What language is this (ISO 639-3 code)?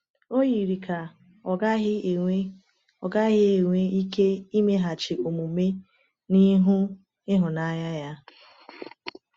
ibo